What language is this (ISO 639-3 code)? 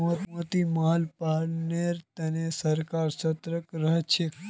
mag